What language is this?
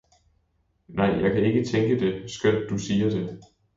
Danish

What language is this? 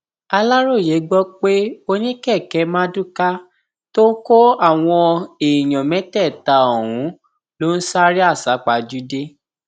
Yoruba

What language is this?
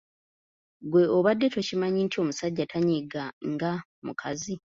Ganda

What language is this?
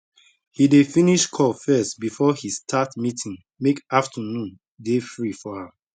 Nigerian Pidgin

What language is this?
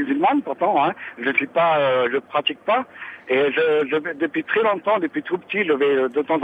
French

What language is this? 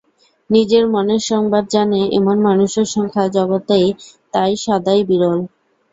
Bangla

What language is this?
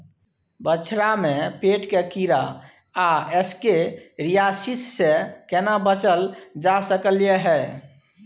Maithili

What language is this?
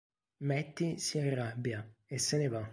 Italian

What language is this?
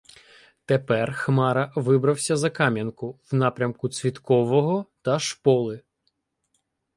Ukrainian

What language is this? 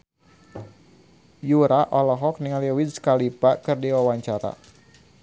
Sundanese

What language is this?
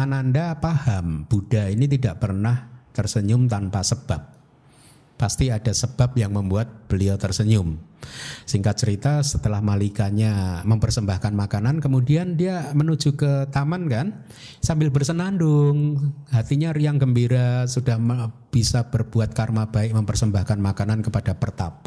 Indonesian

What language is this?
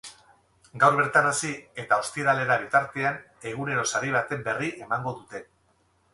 Basque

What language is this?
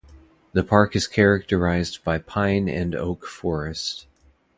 English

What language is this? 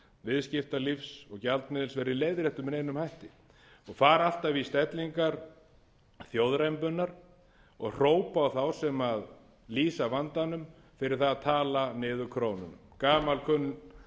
Icelandic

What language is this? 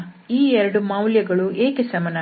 Kannada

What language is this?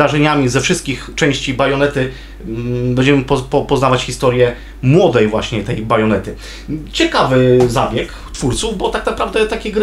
Polish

